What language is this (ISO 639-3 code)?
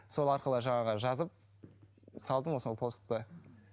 kaz